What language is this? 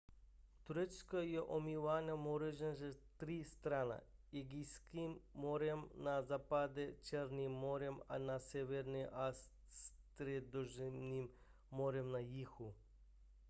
Czech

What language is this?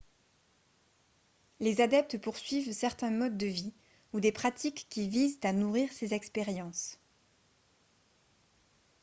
French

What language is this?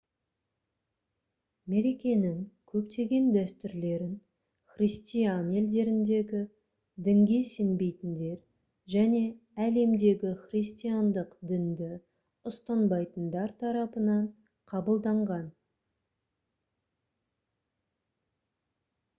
Kazakh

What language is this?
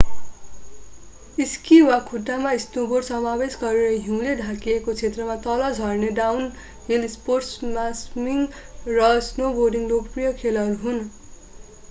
Nepali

